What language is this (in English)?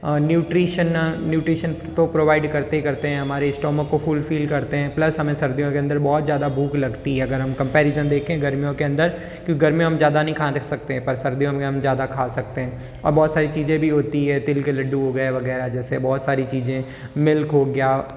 Hindi